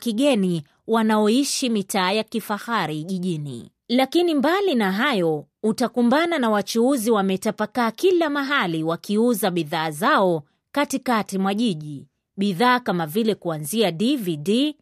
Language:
Swahili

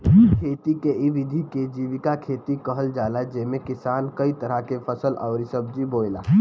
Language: Bhojpuri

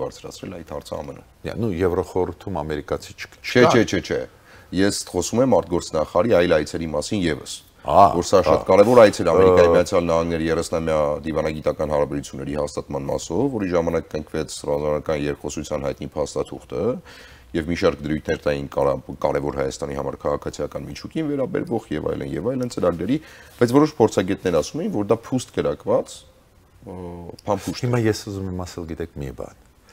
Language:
Romanian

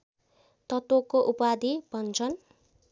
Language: Nepali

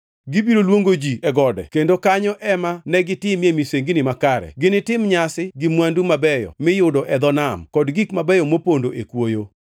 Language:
Luo (Kenya and Tanzania)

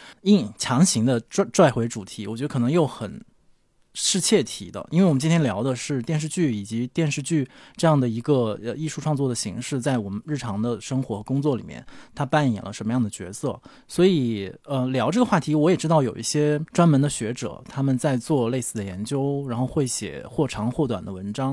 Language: Chinese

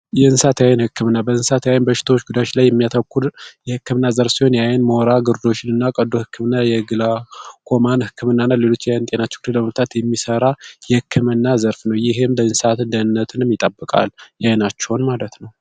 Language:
Amharic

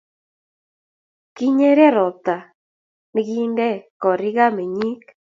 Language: Kalenjin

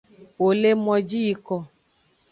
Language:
Aja (Benin)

